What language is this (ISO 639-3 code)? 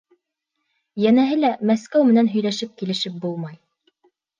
bak